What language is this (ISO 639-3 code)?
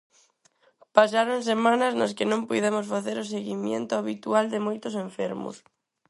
glg